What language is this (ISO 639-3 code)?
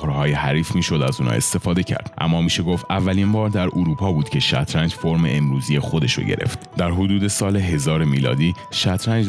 fas